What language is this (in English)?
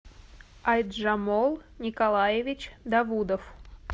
Russian